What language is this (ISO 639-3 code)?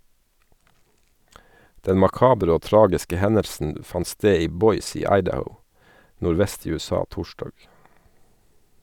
nor